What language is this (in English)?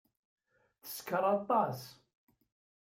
Kabyle